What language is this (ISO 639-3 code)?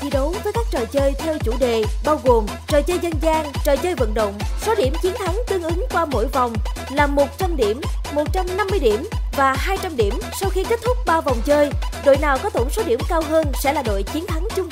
vie